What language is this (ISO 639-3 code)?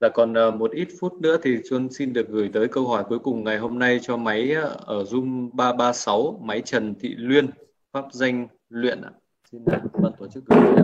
vie